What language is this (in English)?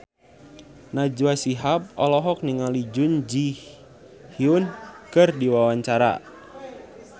Sundanese